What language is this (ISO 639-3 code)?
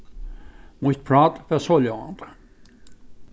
fao